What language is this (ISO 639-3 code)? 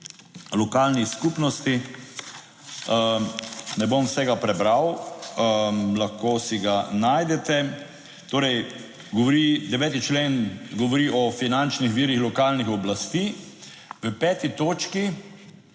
slv